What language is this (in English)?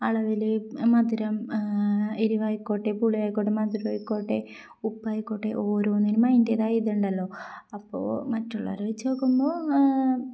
Malayalam